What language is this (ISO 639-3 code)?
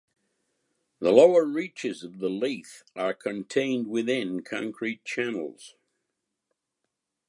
eng